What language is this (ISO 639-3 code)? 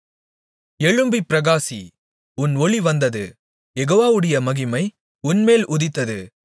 tam